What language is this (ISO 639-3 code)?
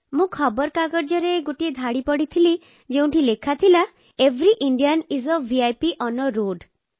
ori